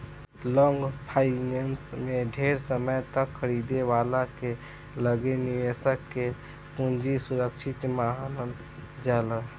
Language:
Bhojpuri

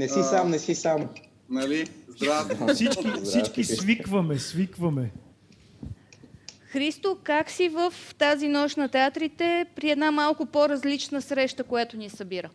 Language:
Bulgarian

